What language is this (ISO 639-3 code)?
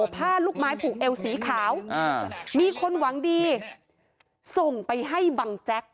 tha